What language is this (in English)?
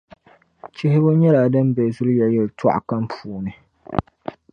Dagbani